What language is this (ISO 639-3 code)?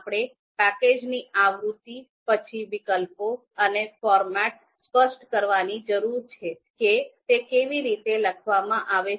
guj